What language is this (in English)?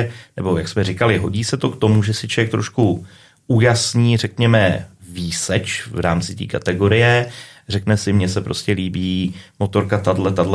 Czech